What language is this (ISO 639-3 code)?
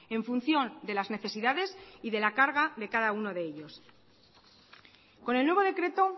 spa